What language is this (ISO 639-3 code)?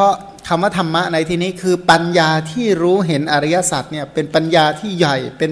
tha